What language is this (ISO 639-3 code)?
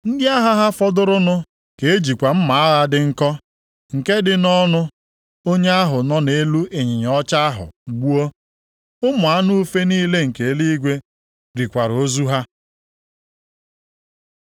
ibo